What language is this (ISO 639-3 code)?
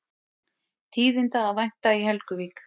isl